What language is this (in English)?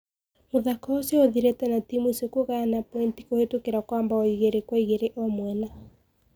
Kikuyu